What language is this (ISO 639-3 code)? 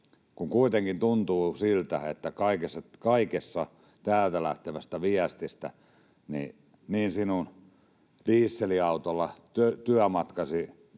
fin